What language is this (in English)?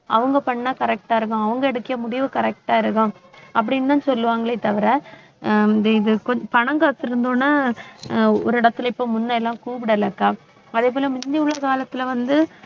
Tamil